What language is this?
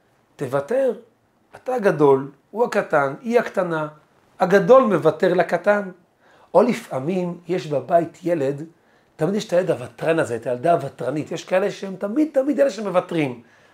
Hebrew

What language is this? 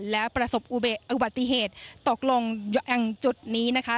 Thai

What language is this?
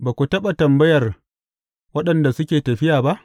Hausa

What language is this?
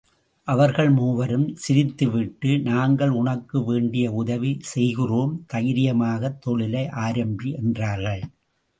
Tamil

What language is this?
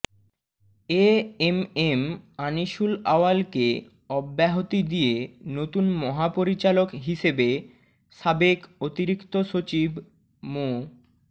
Bangla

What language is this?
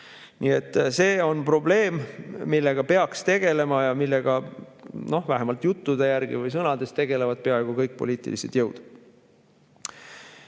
Estonian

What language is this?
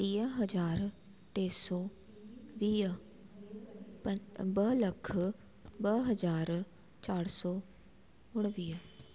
Sindhi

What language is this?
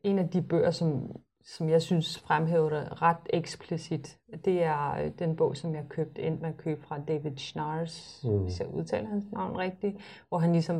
Danish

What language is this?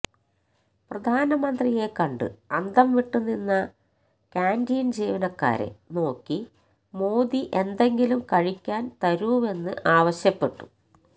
Malayalam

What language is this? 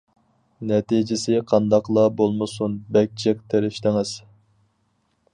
Uyghur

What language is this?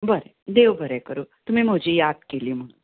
Konkani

